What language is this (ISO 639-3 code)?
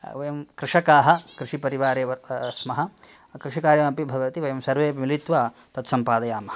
san